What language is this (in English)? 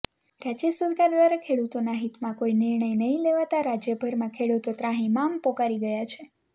Gujarati